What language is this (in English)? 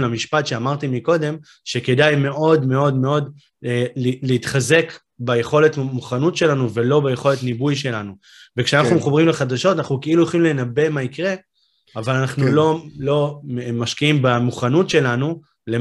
Hebrew